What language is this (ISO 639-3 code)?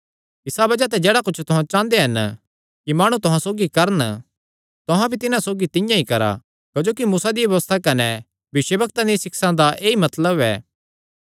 xnr